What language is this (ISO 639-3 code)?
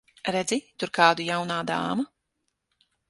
lav